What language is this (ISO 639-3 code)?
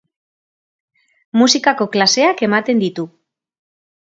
eus